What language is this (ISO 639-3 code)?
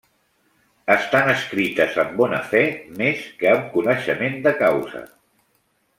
cat